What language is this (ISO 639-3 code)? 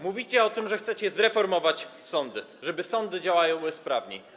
pol